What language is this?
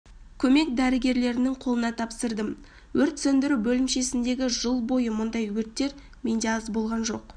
Kazakh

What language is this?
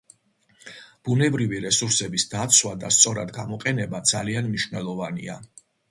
Georgian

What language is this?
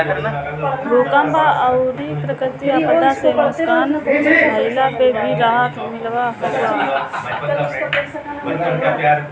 Bhojpuri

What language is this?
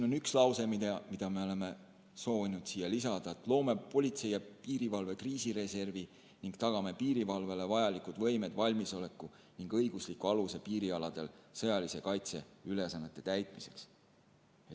Estonian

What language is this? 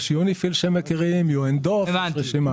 Hebrew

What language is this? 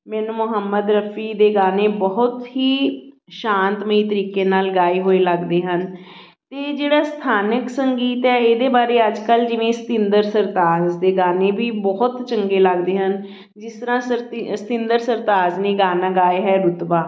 Punjabi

